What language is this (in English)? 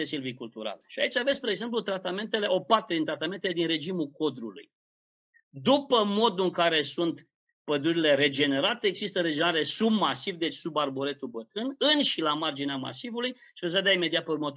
Romanian